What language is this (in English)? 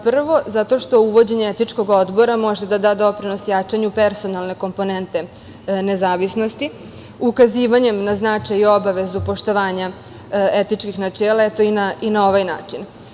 Serbian